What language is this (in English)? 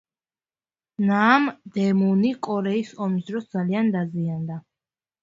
Georgian